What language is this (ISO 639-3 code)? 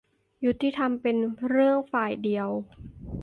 tha